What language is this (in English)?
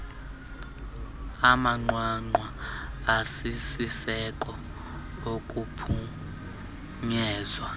Xhosa